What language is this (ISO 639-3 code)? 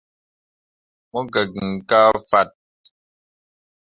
mua